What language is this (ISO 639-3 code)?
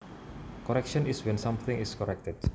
jav